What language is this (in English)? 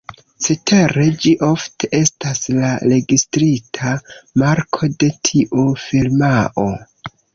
Esperanto